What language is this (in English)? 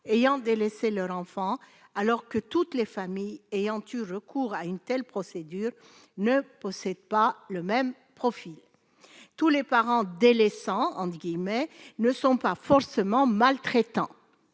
French